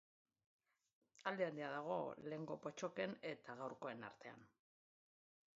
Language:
Basque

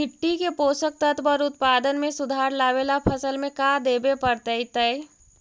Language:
Magahi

